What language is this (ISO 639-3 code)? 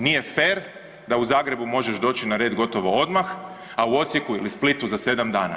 hrv